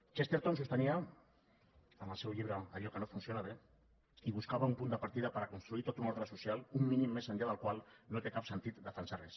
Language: Catalan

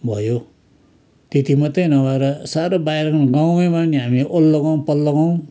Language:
Nepali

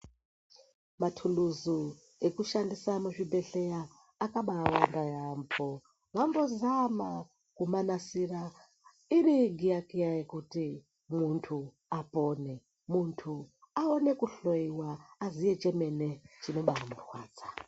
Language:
Ndau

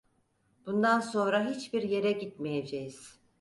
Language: Turkish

